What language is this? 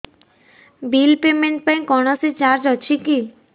Odia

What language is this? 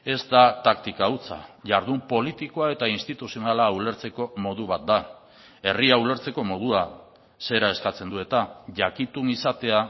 Basque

